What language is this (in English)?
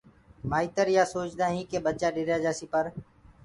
Gurgula